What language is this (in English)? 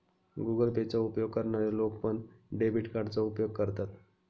Marathi